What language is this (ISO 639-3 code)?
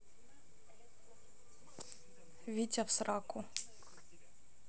rus